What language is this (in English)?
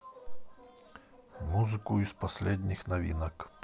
Russian